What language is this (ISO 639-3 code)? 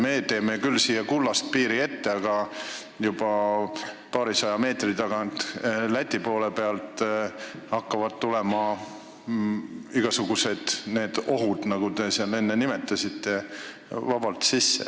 est